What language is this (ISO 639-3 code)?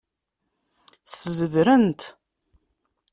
kab